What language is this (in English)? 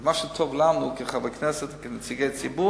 Hebrew